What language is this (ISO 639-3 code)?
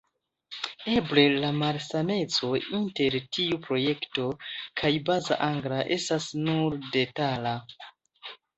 epo